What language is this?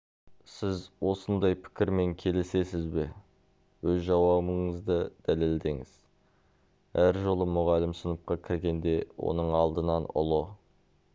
Kazakh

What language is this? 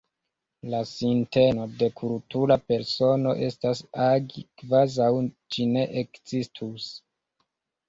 Esperanto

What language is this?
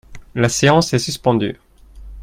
French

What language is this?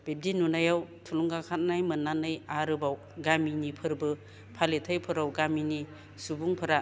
Bodo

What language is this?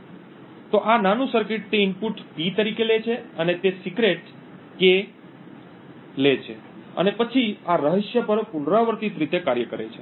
Gujarati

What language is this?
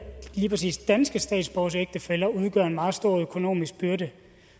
Danish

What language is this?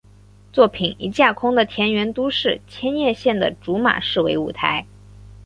Chinese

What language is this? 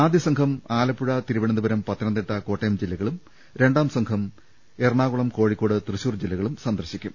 Malayalam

